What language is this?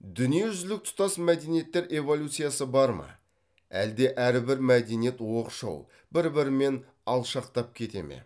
Kazakh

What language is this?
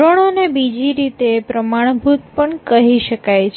Gujarati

